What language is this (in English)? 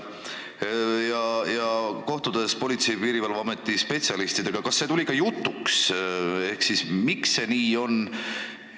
Estonian